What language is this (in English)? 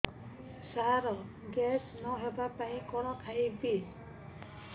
Odia